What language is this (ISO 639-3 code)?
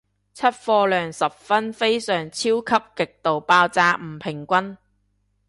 yue